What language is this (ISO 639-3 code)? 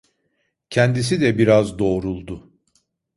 tur